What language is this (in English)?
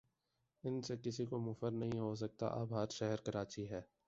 Urdu